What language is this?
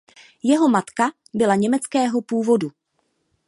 Czech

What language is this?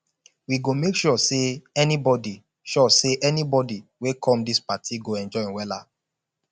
Nigerian Pidgin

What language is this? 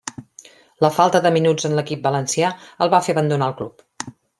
Catalan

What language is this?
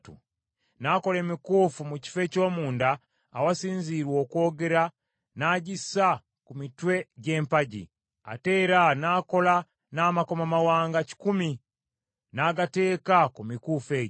Ganda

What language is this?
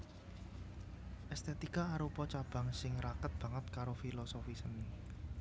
Javanese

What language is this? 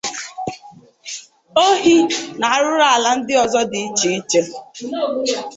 Igbo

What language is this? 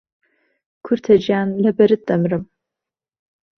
Central Kurdish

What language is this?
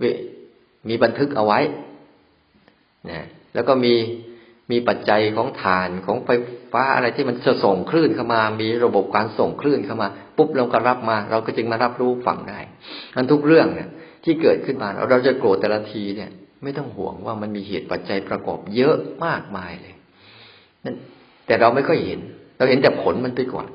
Thai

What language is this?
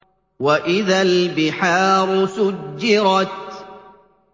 Arabic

